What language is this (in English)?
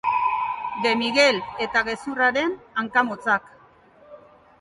Basque